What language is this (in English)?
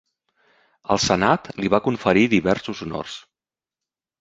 Catalan